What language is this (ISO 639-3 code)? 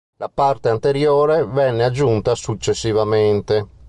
ita